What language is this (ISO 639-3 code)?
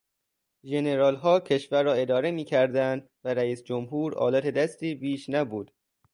fas